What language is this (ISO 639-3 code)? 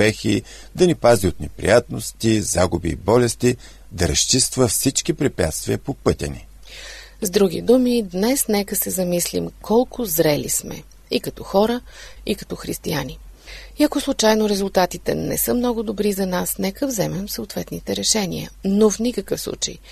bul